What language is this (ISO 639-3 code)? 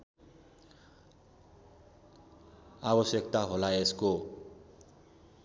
nep